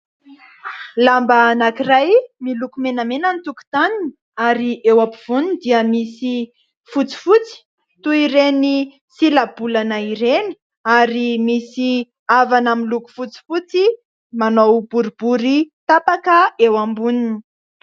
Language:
Malagasy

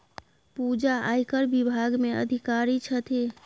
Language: Maithili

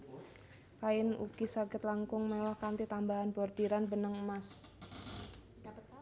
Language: Javanese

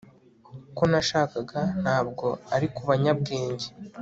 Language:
Kinyarwanda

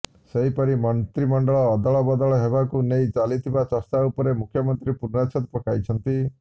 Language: Odia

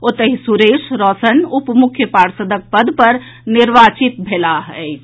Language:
Maithili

